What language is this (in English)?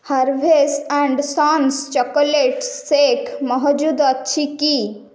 Odia